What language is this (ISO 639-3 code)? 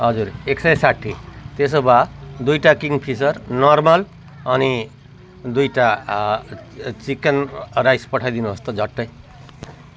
nep